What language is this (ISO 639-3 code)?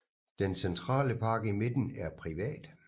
dan